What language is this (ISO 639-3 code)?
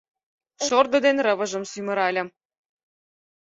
chm